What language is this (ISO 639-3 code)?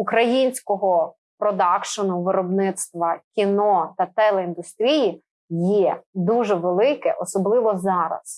ukr